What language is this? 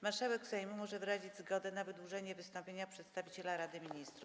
Polish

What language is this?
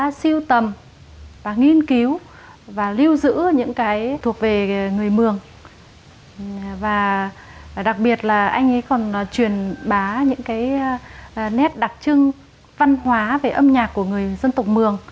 Vietnamese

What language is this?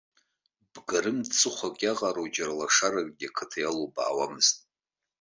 Abkhazian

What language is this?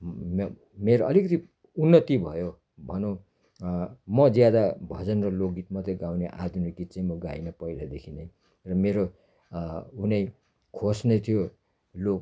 Nepali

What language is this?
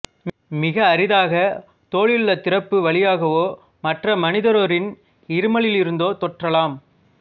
Tamil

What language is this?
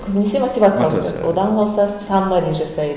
Kazakh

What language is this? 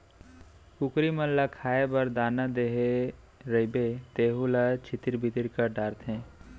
Chhattisgarhi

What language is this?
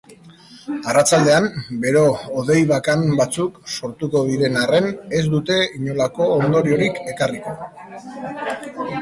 Basque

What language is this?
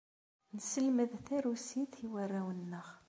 Kabyle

